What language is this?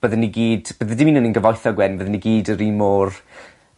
Welsh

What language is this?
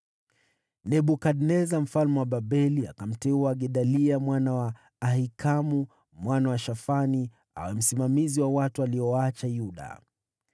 Swahili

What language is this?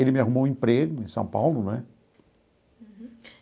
Portuguese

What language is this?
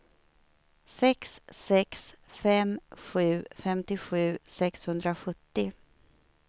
Swedish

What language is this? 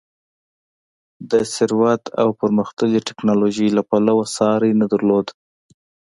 Pashto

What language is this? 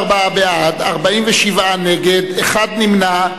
Hebrew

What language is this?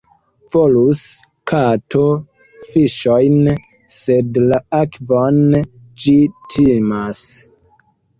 Esperanto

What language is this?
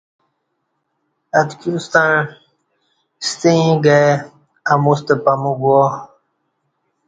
Kati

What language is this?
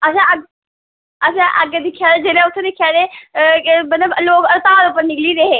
Dogri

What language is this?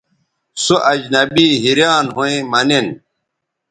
Bateri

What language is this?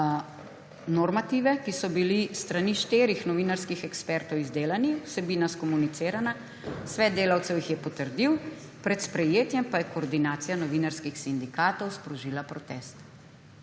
Slovenian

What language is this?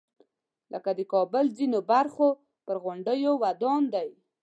Pashto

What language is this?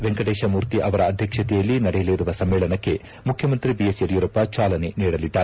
Kannada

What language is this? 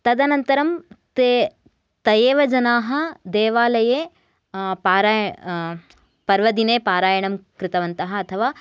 Sanskrit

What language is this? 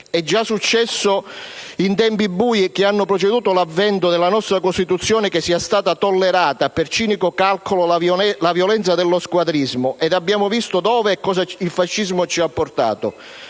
Italian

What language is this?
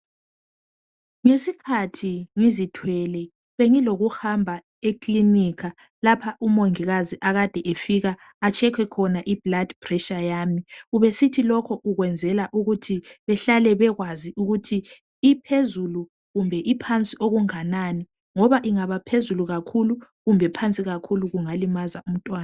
North Ndebele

